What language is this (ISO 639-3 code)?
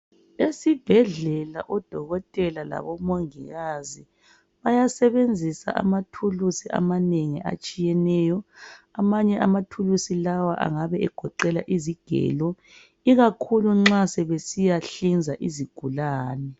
nde